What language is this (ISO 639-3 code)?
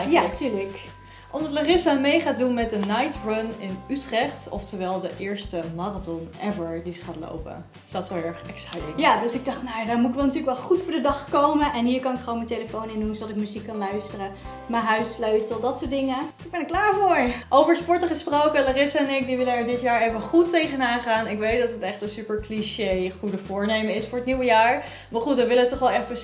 nld